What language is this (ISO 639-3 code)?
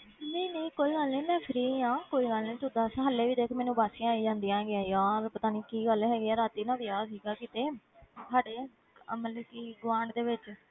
pan